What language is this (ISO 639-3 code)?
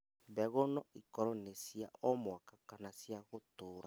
kik